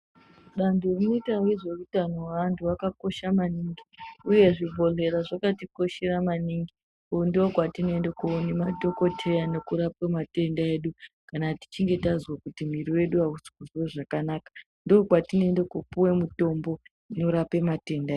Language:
Ndau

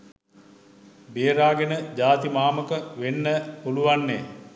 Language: Sinhala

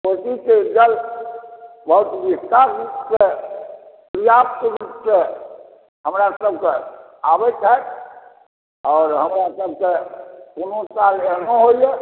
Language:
Maithili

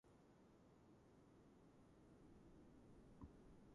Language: Georgian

